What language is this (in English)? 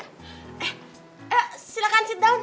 Indonesian